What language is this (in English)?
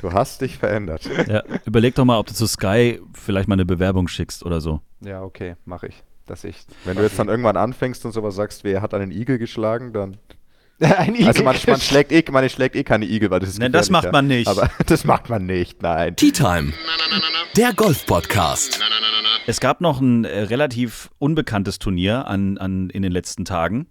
German